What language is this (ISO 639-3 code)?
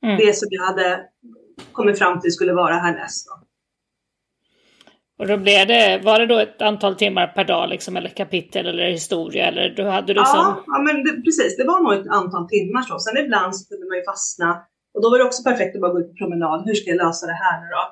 swe